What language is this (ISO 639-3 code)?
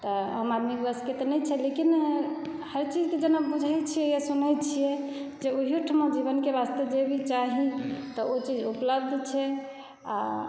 mai